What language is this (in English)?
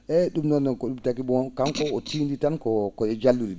Fula